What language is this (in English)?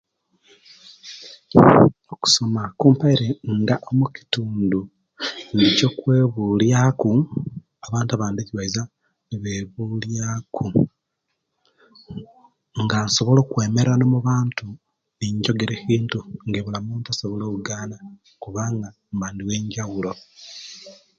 Kenyi